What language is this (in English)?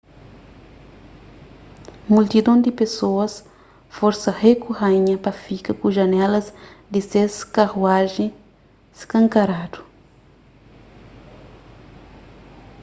Kabuverdianu